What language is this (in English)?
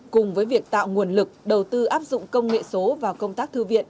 Vietnamese